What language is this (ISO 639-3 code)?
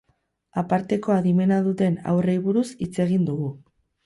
eus